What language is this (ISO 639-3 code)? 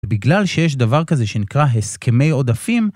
heb